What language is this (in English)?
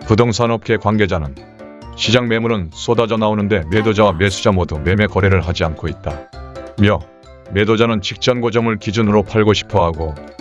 Korean